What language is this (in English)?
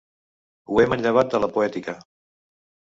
Catalan